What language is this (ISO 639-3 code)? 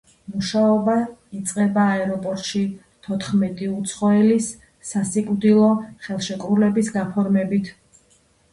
kat